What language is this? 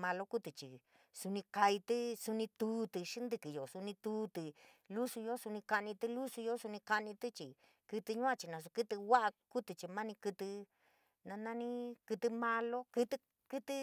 San Miguel El Grande Mixtec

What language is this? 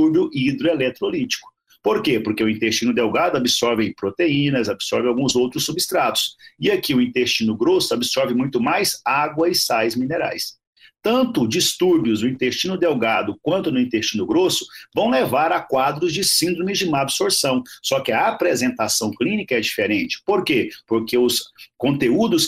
Portuguese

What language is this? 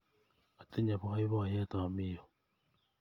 Kalenjin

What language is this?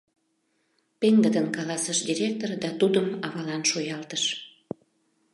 Mari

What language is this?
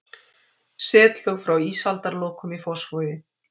Icelandic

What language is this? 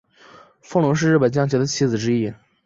Chinese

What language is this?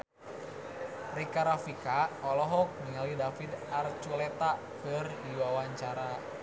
Sundanese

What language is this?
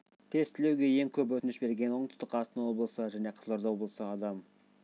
Kazakh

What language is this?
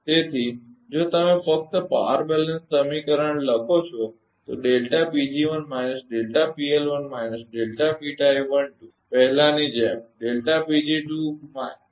Gujarati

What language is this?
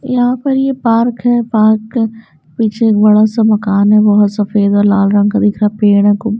Hindi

